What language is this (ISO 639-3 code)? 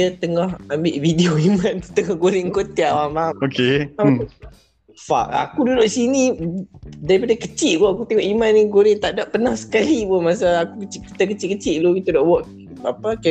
msa